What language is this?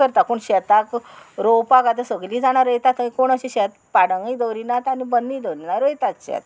Konkani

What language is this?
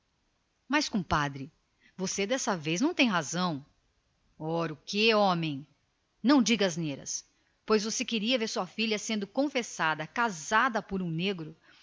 Portuguese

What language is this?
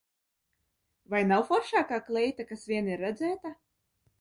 Latvian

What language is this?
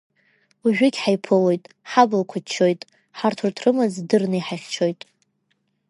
Abkhazian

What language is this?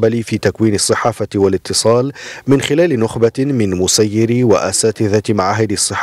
Arabic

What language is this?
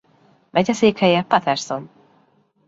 Hungarian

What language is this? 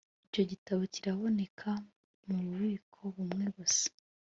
Kinyarwanda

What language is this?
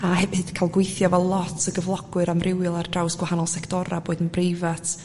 Welsh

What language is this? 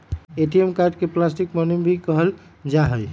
Magahi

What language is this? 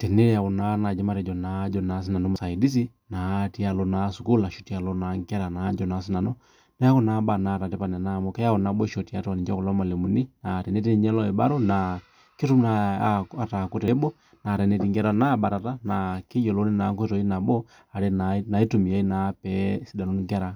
Masai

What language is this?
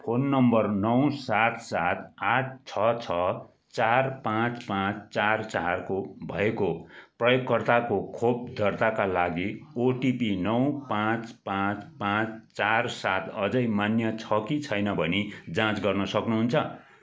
Nepali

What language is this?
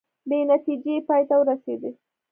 Pashto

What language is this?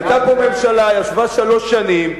Hebrew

